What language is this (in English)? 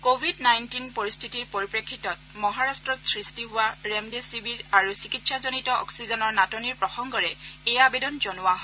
Assamese